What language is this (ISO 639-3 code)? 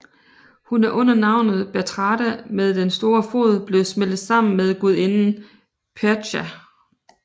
dan